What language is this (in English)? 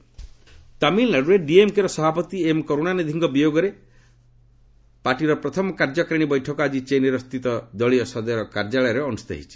Odia